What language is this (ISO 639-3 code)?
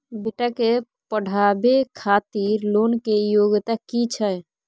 mai